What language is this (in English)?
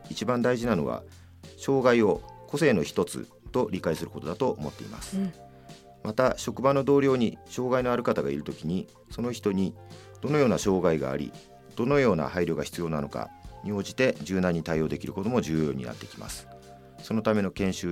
Japanese